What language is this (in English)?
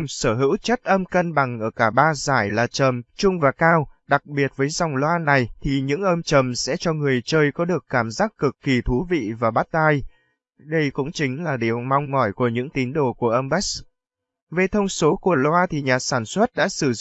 Vietnamese